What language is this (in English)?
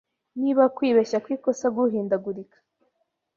Kinyarwanda